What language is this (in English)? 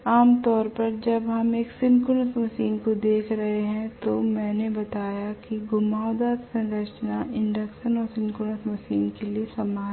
Hindi